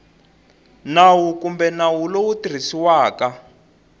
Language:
Tsonga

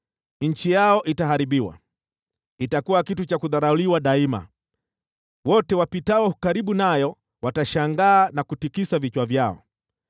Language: Swahili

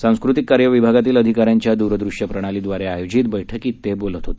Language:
Marathi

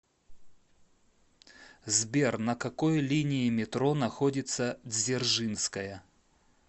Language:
Russian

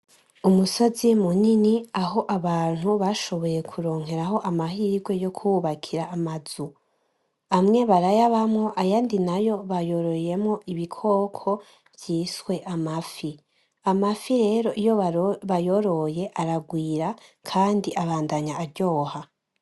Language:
Rundi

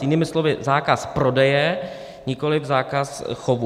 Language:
Czech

